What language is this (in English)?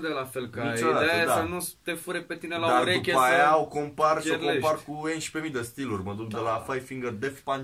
Romanian